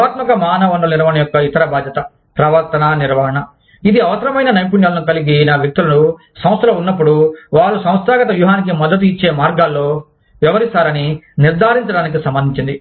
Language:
Telugu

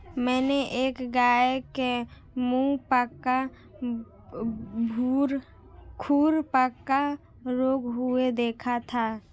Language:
Hindi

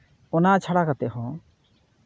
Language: Santali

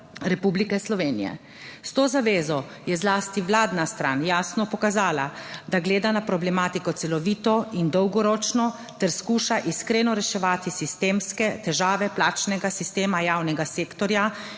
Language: Slovenian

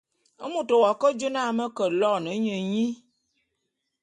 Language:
Bulu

